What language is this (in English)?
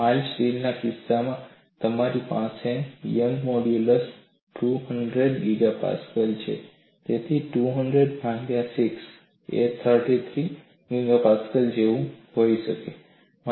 Gujarati